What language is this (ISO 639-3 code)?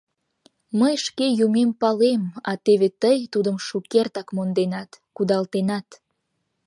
chm